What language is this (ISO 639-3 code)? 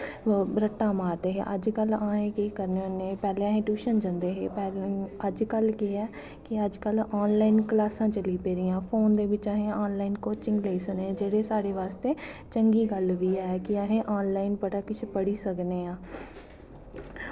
doi